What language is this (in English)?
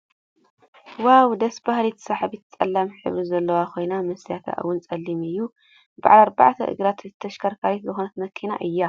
Tigrinya